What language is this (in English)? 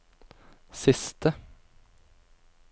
Norwegian